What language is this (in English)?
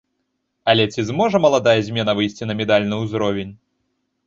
Belarusian